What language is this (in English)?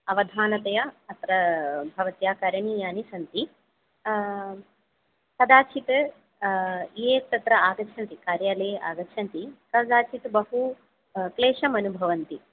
Sanskrit